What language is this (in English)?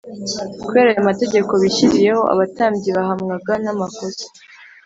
Kinyarwanda